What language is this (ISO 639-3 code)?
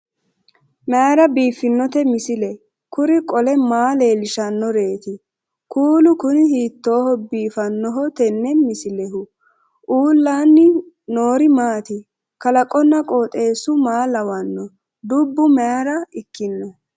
sid